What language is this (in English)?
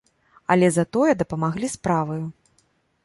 Belarusian